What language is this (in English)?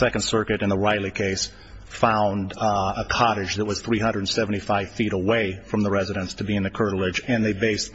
English